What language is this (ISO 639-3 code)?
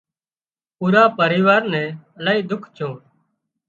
kxp